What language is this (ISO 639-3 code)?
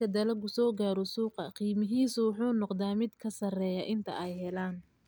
som